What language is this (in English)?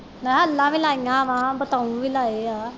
Punjabi